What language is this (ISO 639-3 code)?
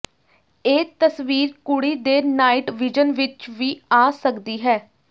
pan